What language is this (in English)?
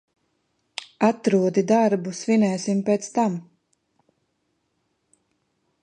Latvian